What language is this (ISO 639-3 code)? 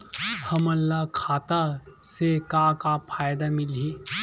hne